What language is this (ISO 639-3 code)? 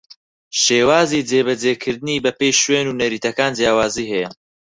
ckb